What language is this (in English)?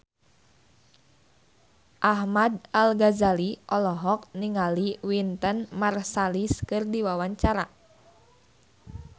Sundanese